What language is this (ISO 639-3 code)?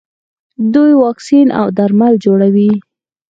pus